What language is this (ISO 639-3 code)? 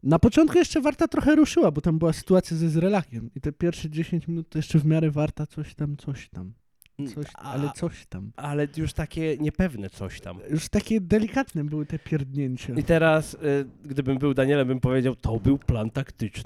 pol